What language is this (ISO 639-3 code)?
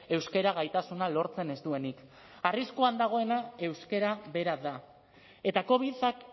eus